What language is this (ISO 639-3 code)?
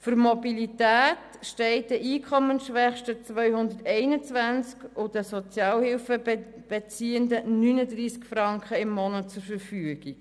gsw